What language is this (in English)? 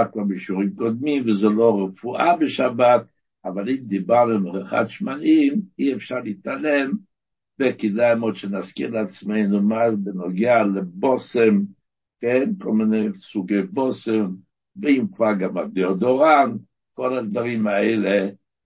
Hebrew